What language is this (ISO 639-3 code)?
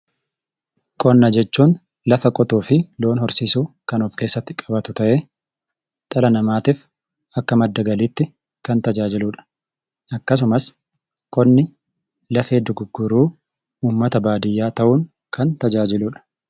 orm